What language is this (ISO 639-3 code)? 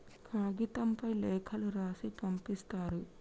tel